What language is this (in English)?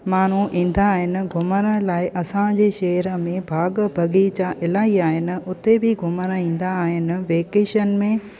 Sindhi